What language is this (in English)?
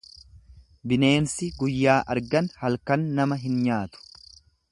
Oromo